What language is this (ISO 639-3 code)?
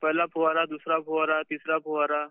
mar